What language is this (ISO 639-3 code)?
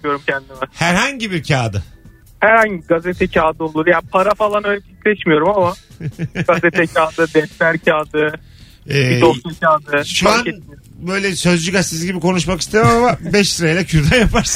tur